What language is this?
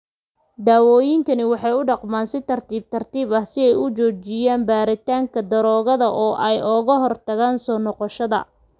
Somali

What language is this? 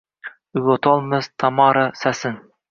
Uzbek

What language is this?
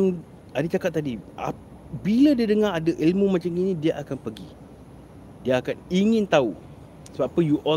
Malay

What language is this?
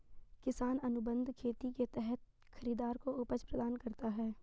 Hindi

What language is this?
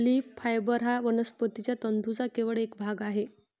Marathi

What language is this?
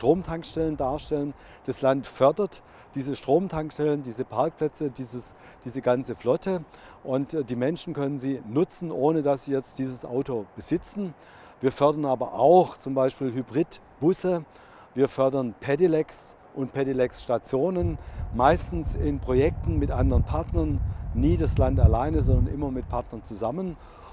German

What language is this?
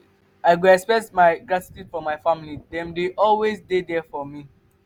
Nigerian Pidgin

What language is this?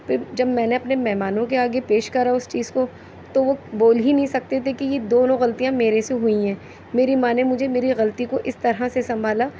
Urdu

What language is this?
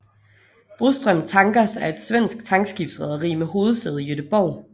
Danish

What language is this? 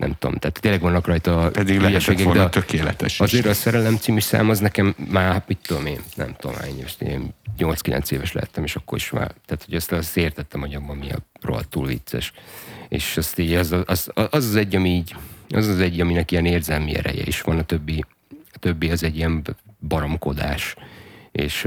Hungarian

